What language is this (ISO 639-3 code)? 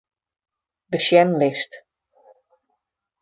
fry